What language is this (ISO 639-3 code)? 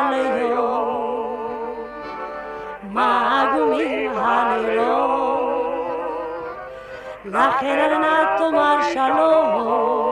heb